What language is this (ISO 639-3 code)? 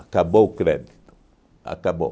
por